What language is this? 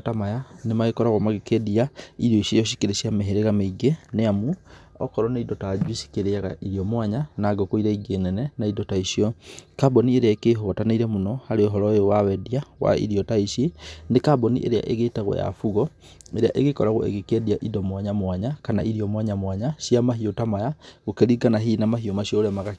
Kikuyu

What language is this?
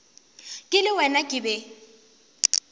Northern Sotho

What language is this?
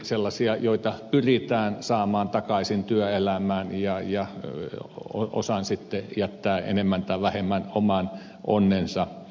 Finnish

